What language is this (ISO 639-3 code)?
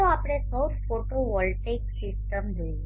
guj